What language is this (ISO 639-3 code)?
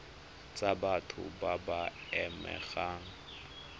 tsn